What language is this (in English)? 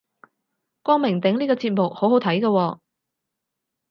Cantonese